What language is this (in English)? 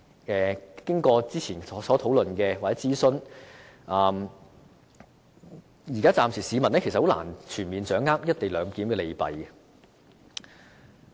Cantonese